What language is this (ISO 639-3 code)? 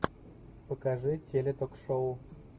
rus